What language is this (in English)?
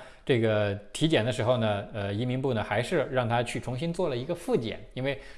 Chinese